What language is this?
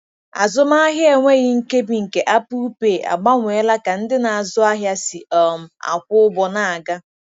Igbo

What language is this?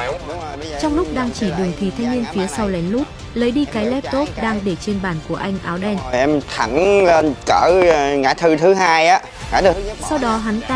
Vietnamese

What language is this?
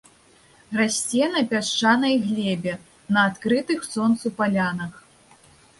Belarusian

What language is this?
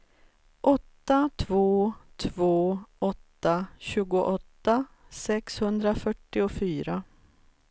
Swedish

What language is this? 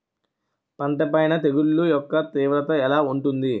Telugu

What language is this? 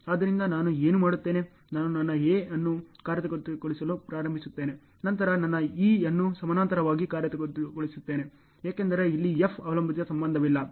Kannada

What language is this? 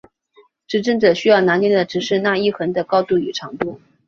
Chinese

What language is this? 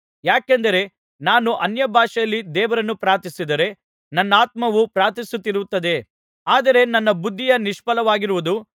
Kannada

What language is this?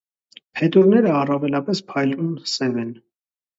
Armenian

